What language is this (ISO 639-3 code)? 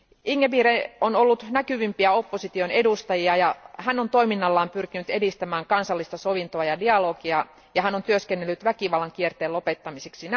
fin